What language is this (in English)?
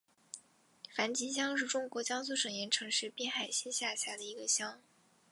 Chinese